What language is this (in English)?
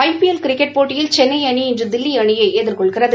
Tamil